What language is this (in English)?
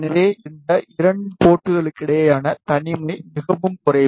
Tamil